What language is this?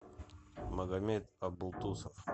Russian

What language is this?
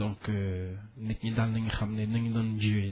Wolof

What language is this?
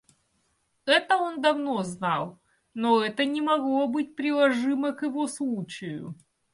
Russian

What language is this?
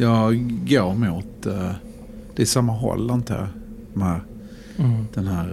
Swedish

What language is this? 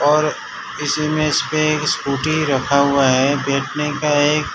Hindi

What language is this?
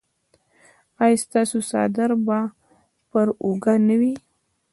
Pashto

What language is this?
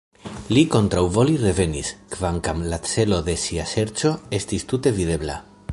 Esperanto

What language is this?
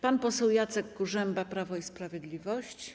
Polish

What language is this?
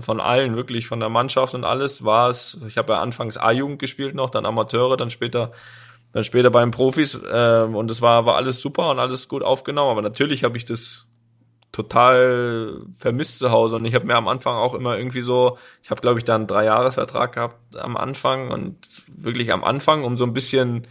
German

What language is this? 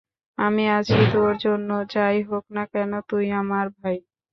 Bangla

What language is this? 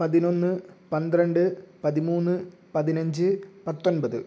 Malayalam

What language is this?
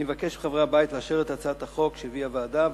Hebrew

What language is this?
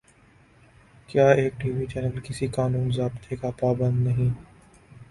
Urdu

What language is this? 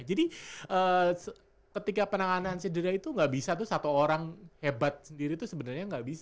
Indonesian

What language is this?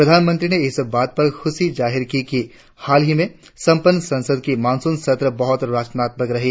Hindi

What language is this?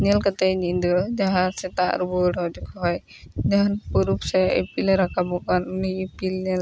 Santali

